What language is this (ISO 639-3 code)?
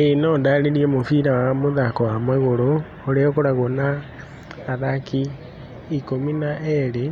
kik